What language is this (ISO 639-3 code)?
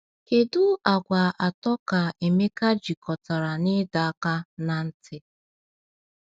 ibo